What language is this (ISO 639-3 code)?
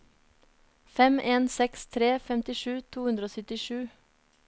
nor